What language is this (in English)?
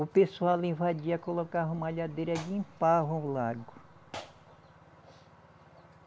Portuguese